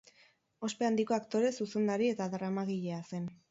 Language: Basque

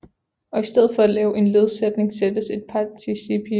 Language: Danish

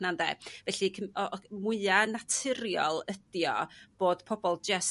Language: Welsh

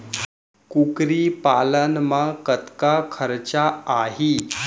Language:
Chhattisgarhi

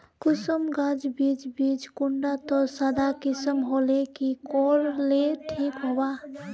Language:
Magahi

